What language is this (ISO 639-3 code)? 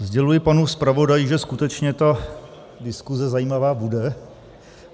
ces